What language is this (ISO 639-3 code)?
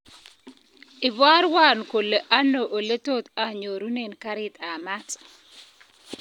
kln